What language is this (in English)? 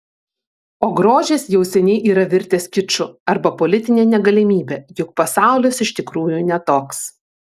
Lithuanian